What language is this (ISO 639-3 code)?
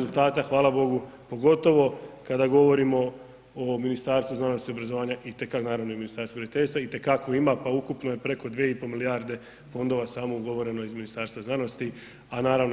hrv